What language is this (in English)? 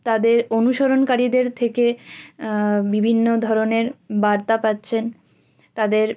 Bangla